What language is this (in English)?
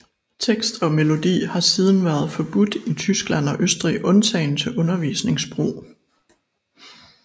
Danish